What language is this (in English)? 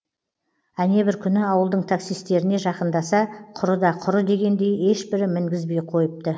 Kazakh